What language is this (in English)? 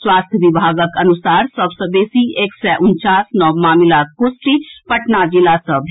Maithili